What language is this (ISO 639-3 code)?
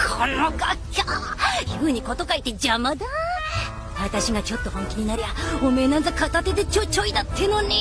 jpn